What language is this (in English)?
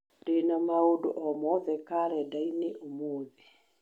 Kikuyu